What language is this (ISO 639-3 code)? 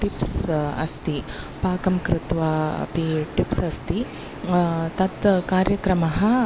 san